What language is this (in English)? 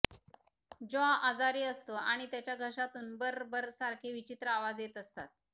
Marathi